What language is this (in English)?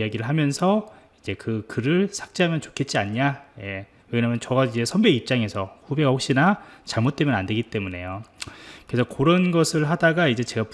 Korean